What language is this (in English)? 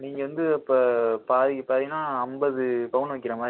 Tamil